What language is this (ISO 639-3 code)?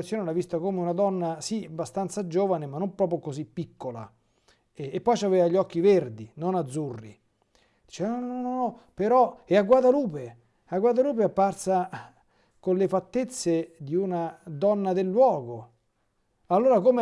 ita